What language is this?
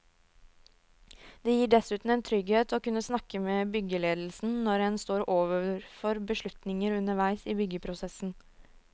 Norwegian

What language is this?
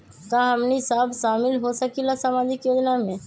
Magahi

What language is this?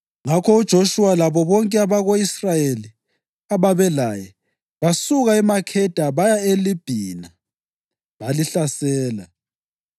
North Ndebele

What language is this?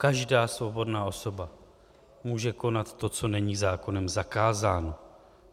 Czech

